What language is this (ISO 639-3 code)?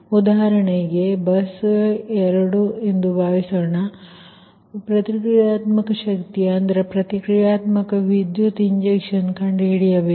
kan